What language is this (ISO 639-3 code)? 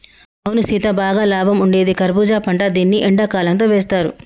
tel